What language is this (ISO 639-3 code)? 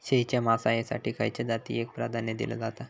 mar